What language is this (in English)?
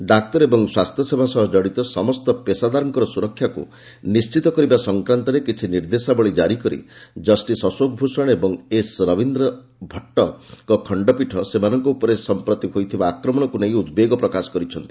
Odia